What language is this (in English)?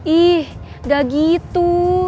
Indonesian